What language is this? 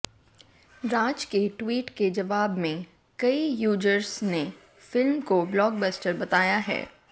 Hindi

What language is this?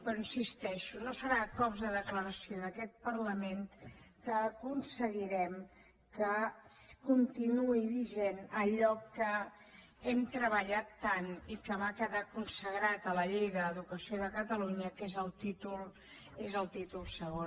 Catalan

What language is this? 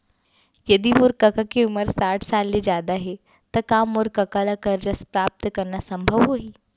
Chhattisgarhi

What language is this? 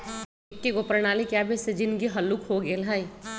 Magahi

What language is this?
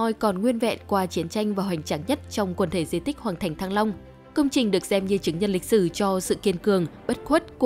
Vietnamese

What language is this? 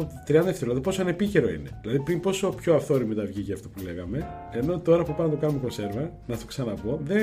Greek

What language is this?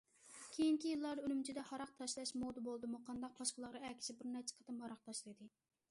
Uyghur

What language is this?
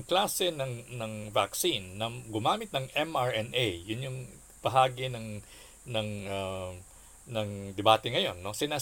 Filipino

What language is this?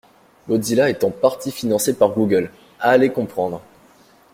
French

